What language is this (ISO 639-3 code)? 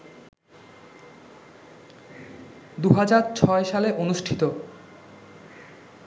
ben